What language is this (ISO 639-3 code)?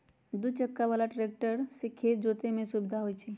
mag